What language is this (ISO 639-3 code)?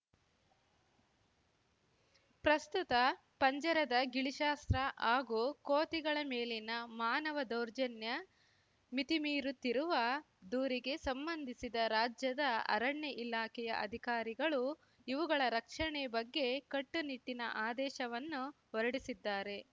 kan